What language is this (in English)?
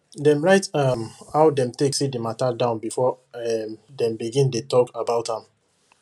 Nigerian Pidgin